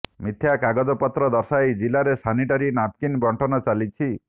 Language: Odia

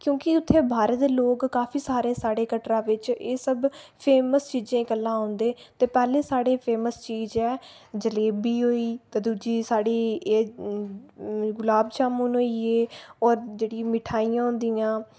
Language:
Dogri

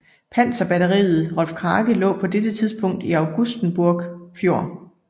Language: Danish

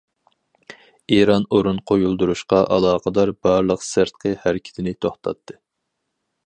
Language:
Uyghur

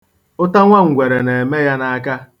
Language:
Igbo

